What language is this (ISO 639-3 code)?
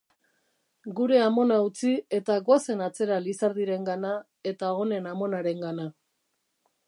eus